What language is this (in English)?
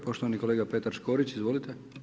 Croatian